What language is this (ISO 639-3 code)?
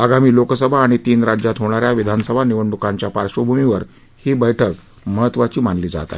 mar